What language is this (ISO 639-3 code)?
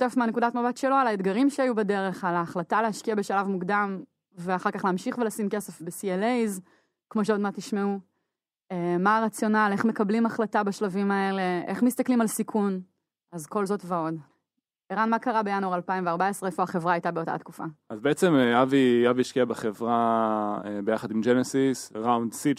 heb